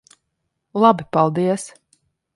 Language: Latvian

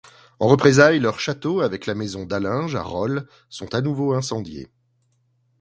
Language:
French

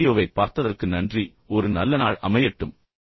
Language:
Tamil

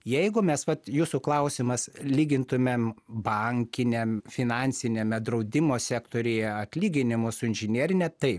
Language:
Lithuanian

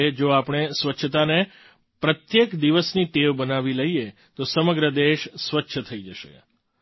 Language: Gujarati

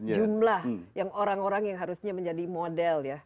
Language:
Indonesian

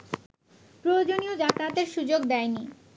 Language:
Bangla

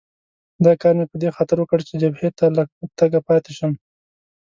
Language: Pashto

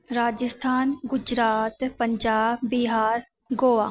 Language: Sindhi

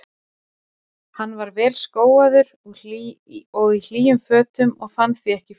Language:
Icelandic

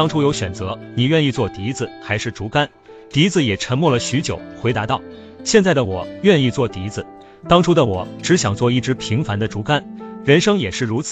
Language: Chinese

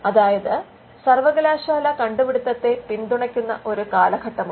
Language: Malayalam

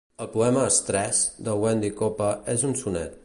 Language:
Catalan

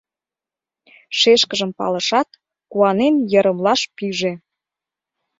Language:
Mari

